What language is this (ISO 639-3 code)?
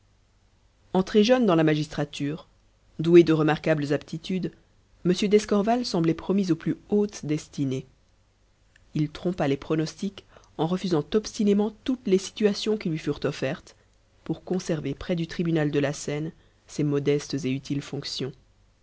fra